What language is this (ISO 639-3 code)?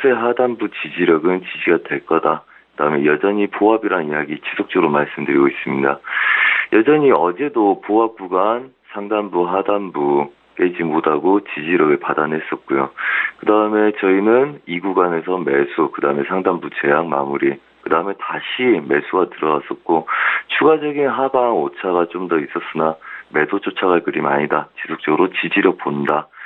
kor